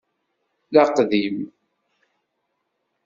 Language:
Kabyle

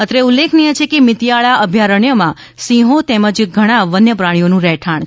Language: Gujarati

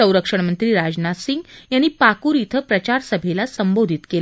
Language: Marathi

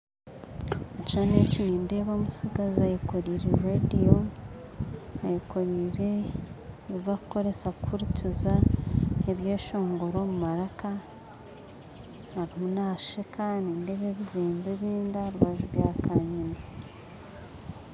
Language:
Nyankole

